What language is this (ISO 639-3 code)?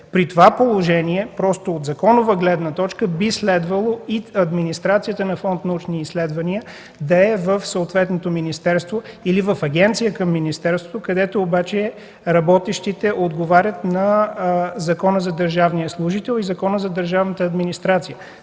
bul